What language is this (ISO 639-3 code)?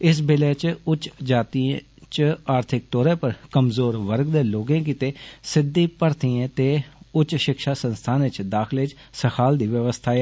doi